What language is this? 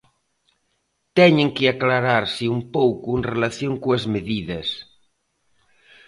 Galician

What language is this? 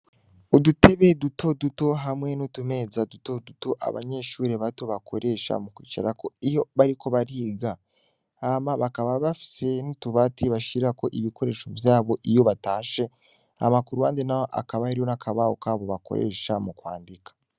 Rundi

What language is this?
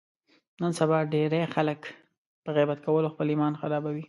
Pashto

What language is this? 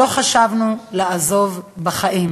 Hebrew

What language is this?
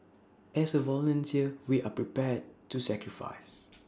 English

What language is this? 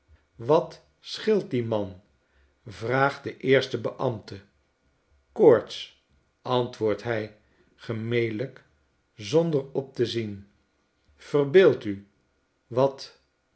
Dutch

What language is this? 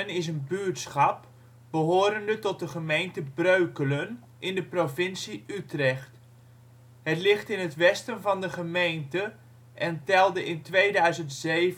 Dutch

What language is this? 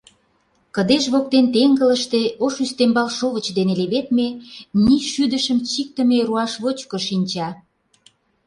Mari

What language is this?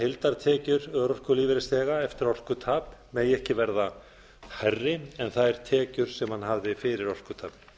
Icelandic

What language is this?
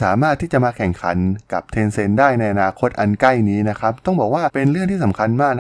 Thai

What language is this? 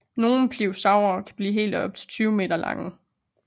Danish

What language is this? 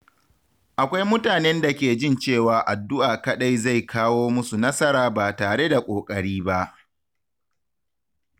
Hausa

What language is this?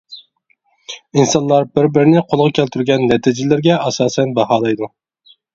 Uyghur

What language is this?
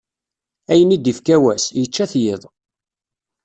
Kabyle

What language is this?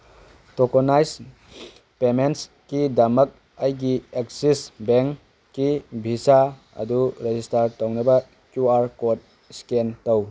Manipuri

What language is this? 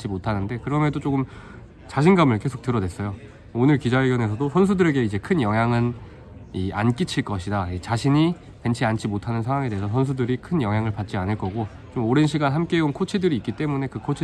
Korean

